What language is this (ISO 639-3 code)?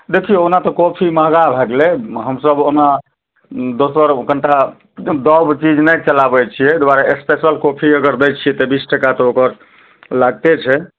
mai